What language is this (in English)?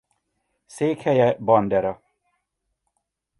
Hungarian